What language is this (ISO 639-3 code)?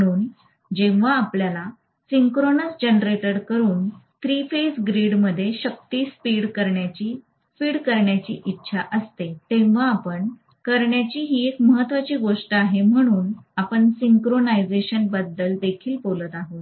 mar